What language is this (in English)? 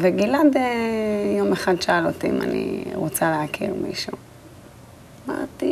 Hebrew